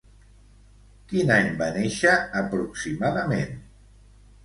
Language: Catalan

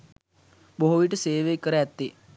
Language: Sinhala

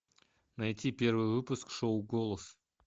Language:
Russian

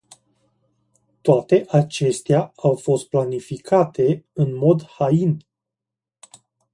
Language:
Romanian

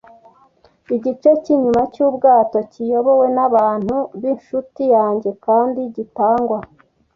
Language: Kinyarwanda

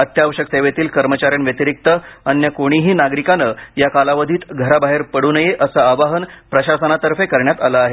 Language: Marathi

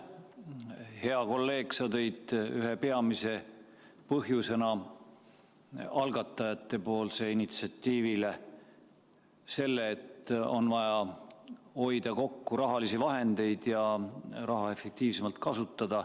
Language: Estonian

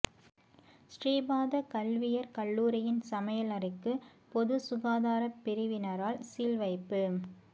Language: Tamil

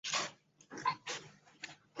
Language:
Chinese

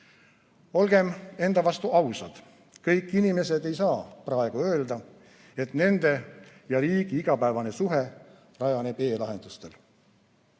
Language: Estonian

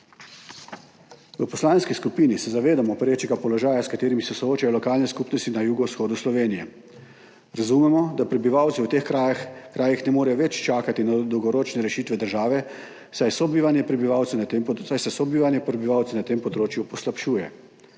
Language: Slovenian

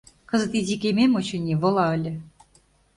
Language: Mari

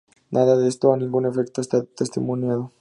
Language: Spanish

